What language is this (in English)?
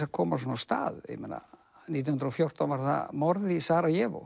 Icelandic